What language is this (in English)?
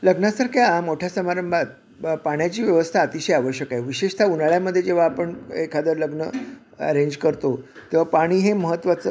Marathi